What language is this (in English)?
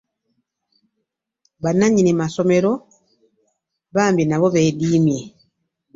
Ganda